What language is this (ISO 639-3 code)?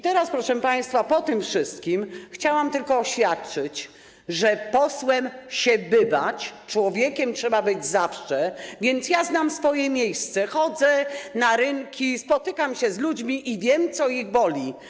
pol